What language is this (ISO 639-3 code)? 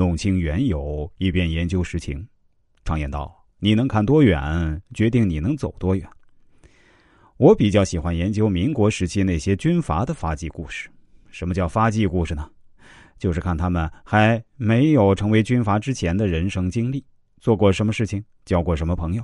zho